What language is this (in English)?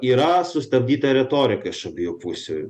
Lithuanian